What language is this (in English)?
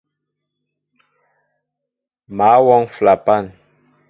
Mbo (Cameroon)